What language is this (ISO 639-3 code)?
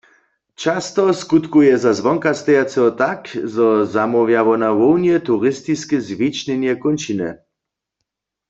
hsb